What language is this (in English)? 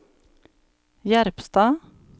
Norwegian